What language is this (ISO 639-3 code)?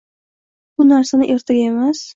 uzb